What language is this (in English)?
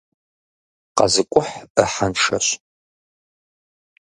Kabardian